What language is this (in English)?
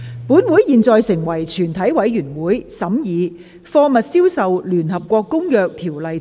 Cantonese